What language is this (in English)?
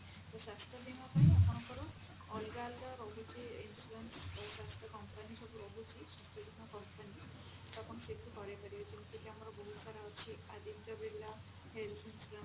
Odia